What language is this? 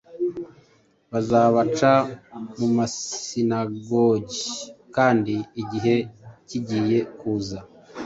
Kinyarwanda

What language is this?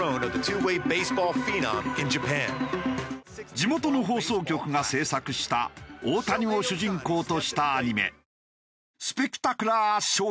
Japanese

